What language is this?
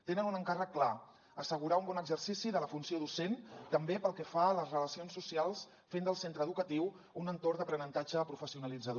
Catalan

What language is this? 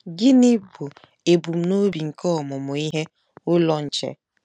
Igbo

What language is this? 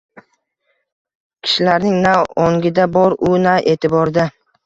Uzbek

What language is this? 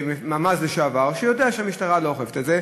Hebrew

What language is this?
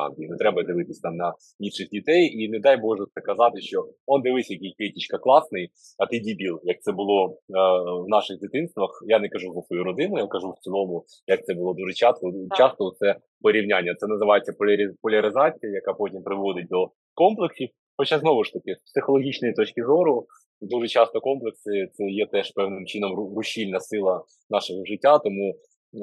Ukrainian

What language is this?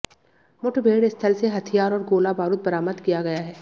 Hindi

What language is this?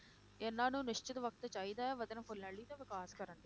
Punjabi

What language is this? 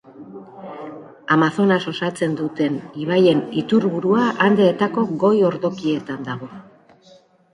Basque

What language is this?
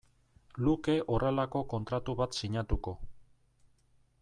Basque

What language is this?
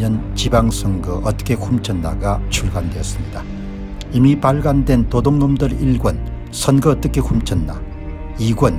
Korean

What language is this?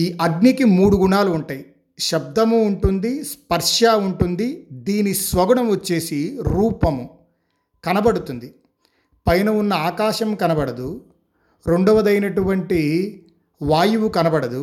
Telugu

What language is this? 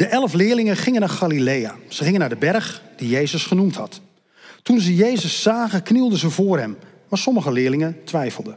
Dutch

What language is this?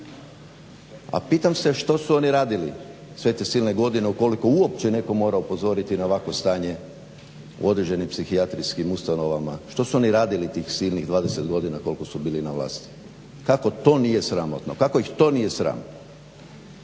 Croatian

